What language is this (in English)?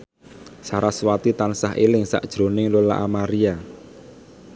Javanese